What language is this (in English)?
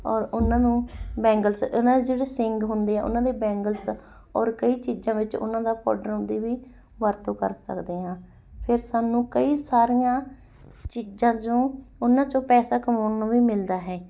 Punjabi